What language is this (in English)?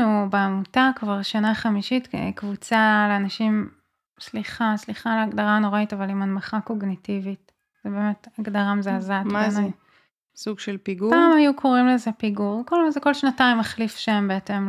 Hebrew